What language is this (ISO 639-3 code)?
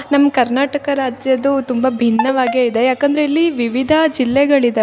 kan